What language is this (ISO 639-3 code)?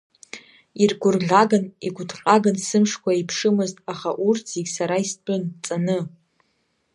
abk